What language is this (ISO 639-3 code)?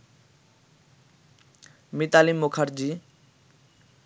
ben